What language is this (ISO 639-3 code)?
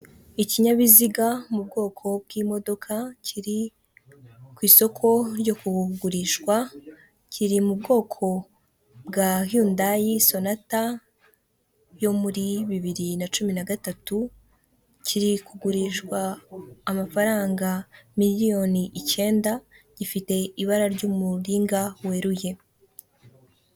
kin